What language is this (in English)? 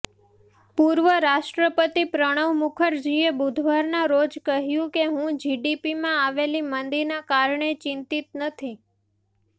Gujarati